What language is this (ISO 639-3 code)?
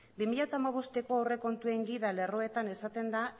eus